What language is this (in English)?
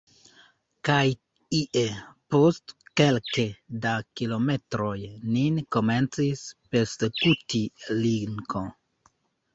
Esperanto